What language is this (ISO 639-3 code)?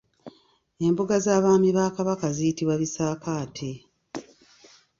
lug